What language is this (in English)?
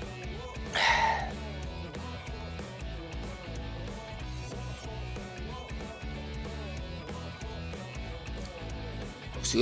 Portuguese